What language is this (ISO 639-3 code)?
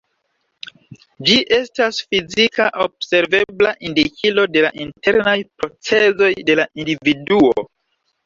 epo